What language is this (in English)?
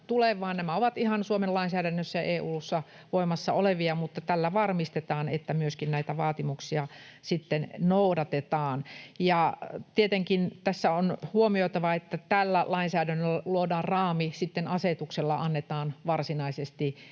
Finnish